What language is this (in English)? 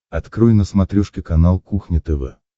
Russian